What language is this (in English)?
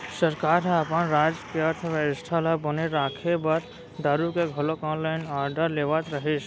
Chhattisgarhi